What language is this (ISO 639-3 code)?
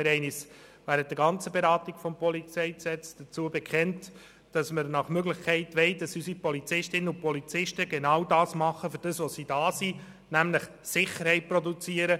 gsw